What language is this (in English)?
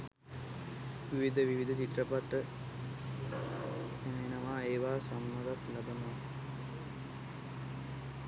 Sinhala